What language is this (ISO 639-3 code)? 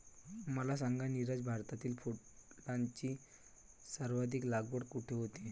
mar